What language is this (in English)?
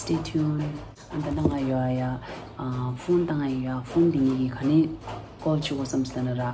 Romanian